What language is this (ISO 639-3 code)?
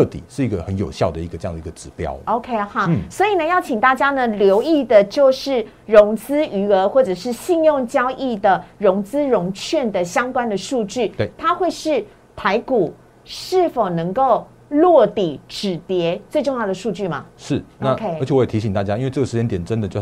zho